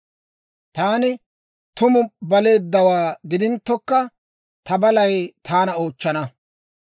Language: Dawro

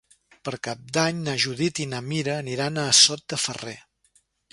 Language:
Catalan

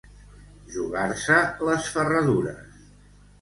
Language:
Catalan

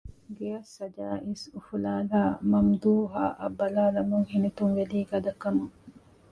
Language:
Divehi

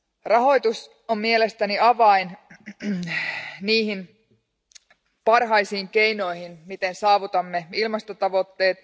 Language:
Finnish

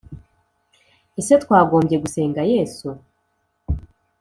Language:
Kinyarwanda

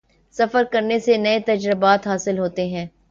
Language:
Urdu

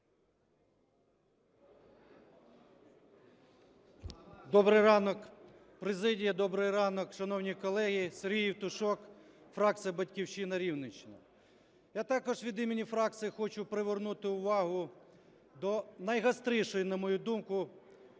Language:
Ukrainian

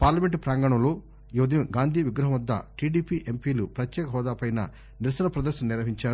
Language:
Telugu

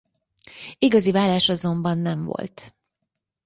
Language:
Hungarian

